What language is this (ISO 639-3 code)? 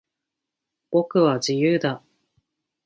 jpn